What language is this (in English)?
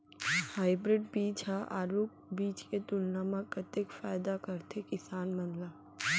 Chhattisgarhi